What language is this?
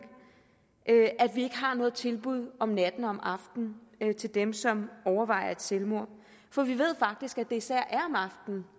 Danish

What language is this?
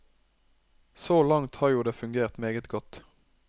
Norwegian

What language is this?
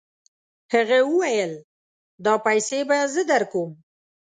Pashto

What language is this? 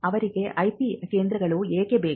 Kannada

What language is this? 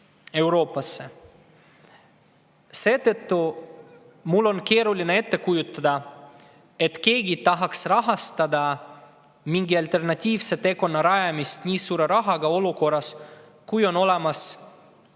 Estonian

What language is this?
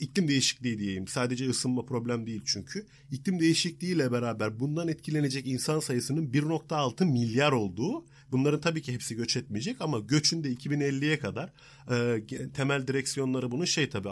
Turkish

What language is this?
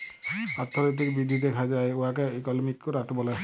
Bangla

